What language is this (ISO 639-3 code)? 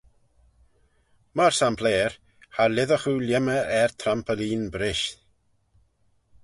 glv